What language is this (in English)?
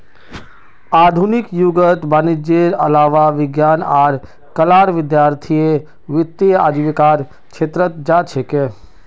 Magahi